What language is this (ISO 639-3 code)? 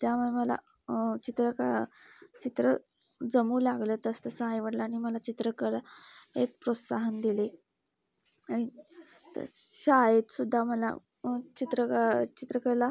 mar